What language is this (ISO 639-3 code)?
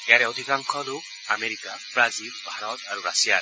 asm